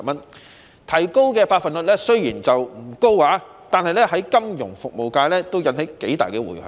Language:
Cantonese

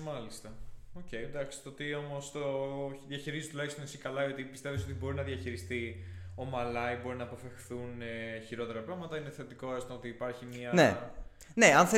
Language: Greek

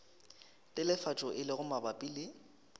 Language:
Northern Sotho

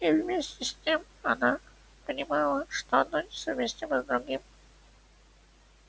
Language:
Russian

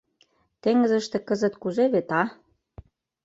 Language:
Mari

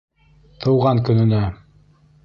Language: Bashkir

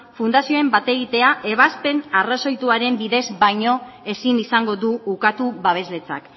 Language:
Basque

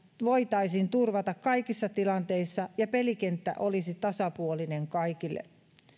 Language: Finnish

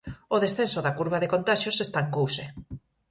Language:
Galician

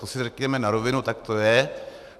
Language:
Czech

